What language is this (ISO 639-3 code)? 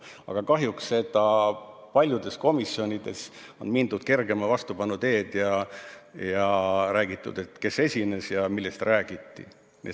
est